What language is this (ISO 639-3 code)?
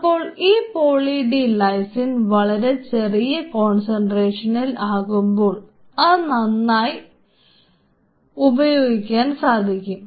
mal